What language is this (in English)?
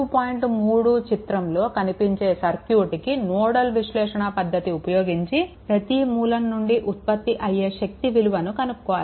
Telugu